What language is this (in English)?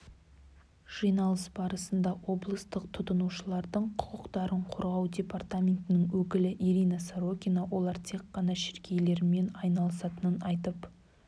Kazakh